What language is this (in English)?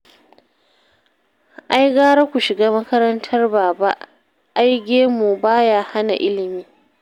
Hausa